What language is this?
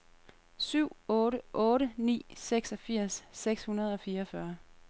Danish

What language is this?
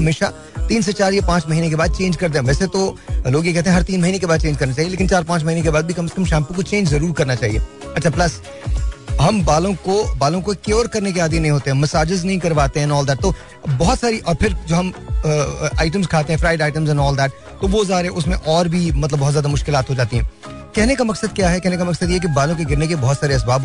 Hindi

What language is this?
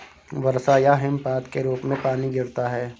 Hindi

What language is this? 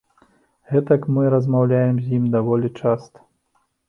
Belarusian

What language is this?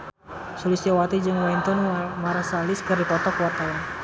Sundanese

